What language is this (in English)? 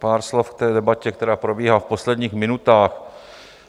Czech